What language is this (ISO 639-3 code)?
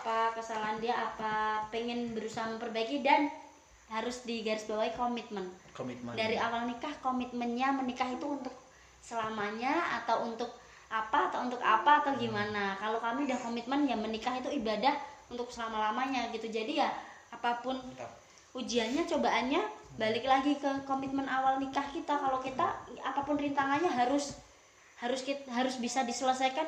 ind